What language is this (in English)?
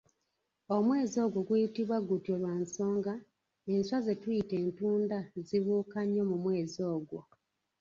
Ganda